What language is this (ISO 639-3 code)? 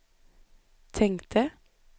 swe